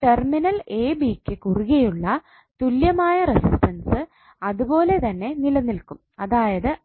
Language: Malayalam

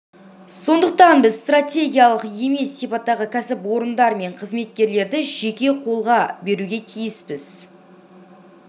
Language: Kazakh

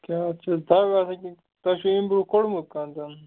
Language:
Kashmiri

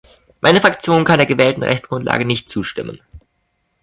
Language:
German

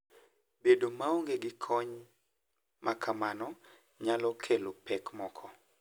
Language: Luo (Kenya and Tanzania)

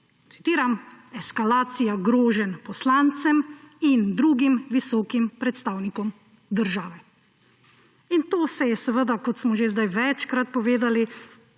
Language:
Slovenian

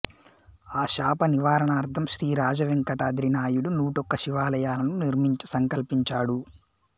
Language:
Telugu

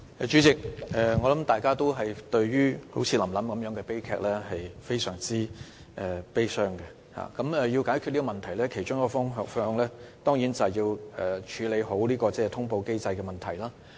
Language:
Cantonese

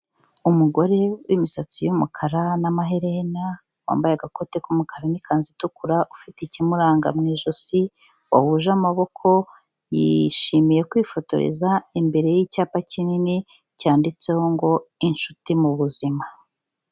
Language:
Kinyarwanda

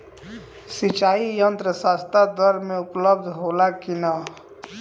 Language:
Bhojpuri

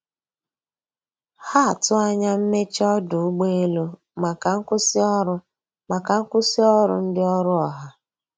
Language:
Igbo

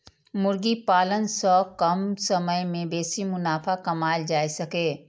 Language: Maithili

